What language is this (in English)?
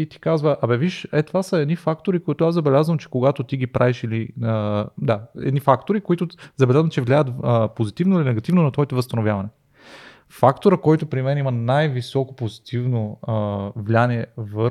Bulgarian